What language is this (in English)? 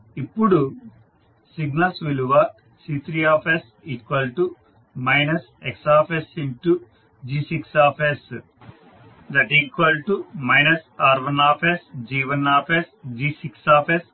Telugu